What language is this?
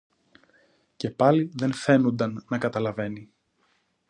Greek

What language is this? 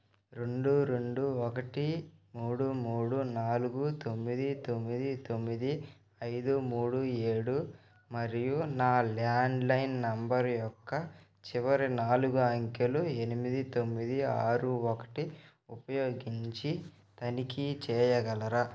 Telugu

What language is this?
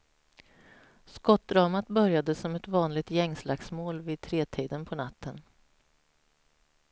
Swedish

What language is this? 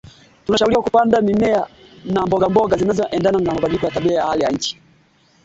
Swahili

